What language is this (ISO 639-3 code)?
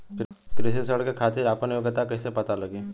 bho